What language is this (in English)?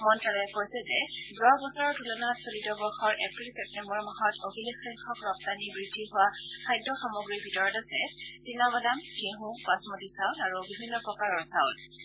Assamese